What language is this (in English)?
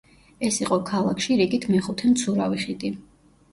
Georgian